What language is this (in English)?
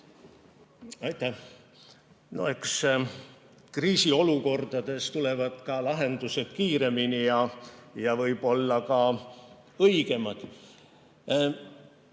Estonian